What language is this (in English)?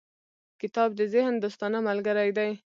Pashto